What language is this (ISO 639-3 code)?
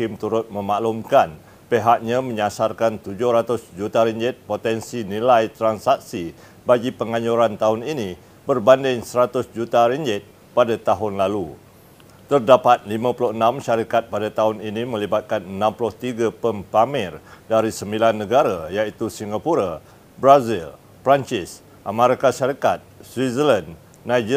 msa